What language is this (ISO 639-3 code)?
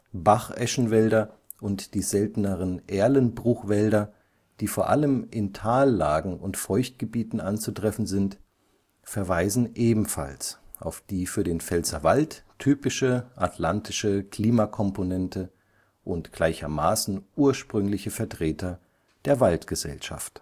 deu